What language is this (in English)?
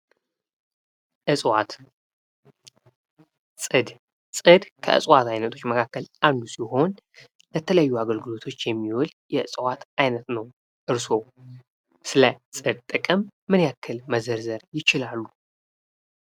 Amharic